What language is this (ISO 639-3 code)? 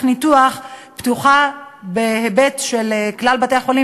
heb